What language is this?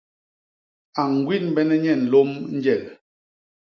Basaa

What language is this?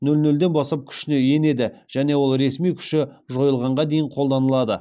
Kazakh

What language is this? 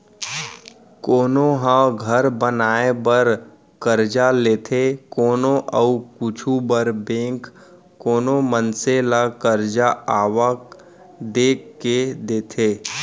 Chhattisgarhi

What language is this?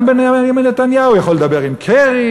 Hebrew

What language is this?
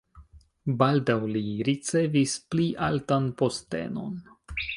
Esperanto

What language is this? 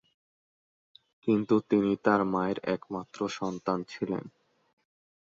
Bangla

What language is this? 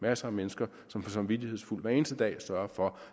Danish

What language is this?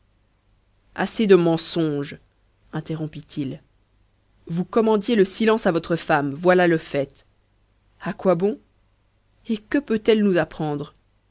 French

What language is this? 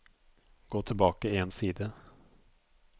Norwegian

